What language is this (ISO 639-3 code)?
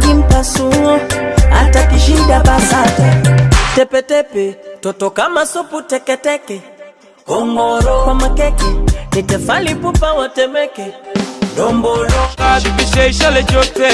lin